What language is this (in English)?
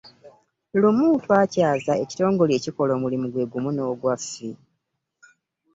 Ganda